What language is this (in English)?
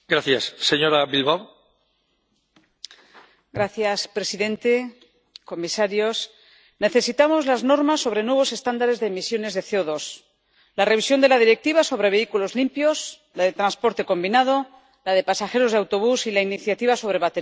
Spanish